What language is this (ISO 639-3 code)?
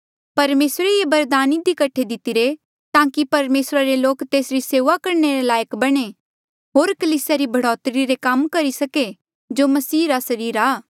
mjl